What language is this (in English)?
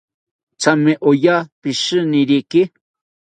South Ucayali Ashéninka